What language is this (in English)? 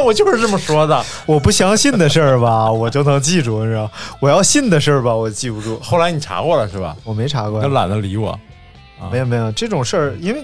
Chinese